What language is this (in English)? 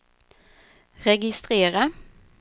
Swedish